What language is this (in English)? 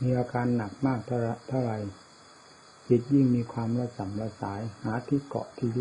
Thai